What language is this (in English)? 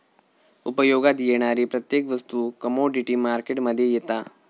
Marathi